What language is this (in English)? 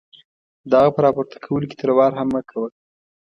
Pashto